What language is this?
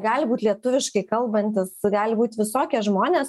Lithuanian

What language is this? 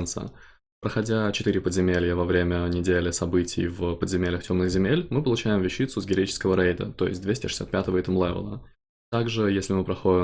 Russian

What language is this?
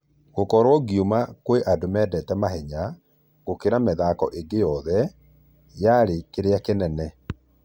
Kikuyu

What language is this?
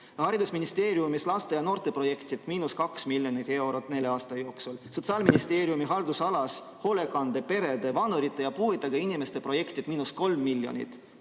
Estonian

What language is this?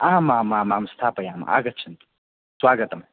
Sanskrit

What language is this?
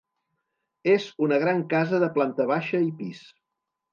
Catalan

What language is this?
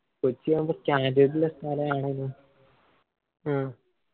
Malayalam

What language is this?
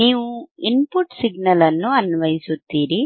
Kannada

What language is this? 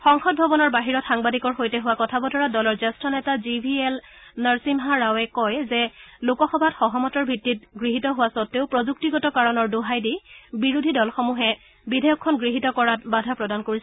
Assamese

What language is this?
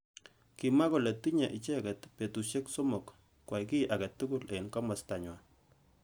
Kalenjin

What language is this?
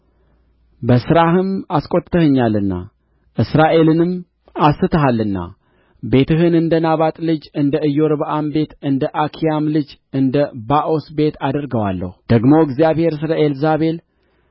Amharic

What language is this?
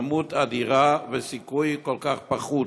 Hebrew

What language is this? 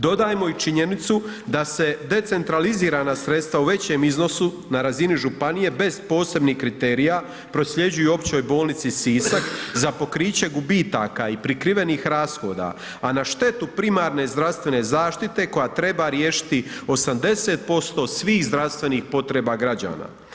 Croatian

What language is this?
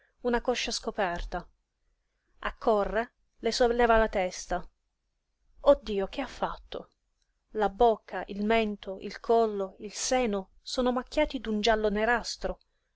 Italian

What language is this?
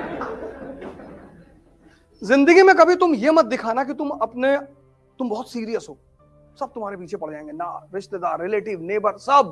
Hindi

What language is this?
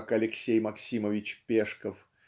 Russian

